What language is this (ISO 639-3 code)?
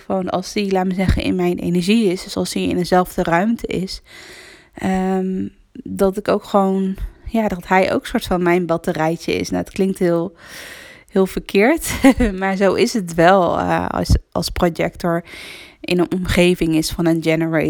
nld